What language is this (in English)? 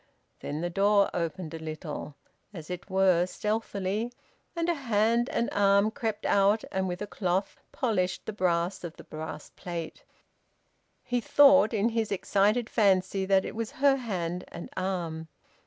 English